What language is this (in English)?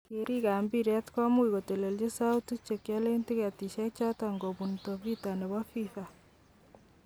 Kalenjin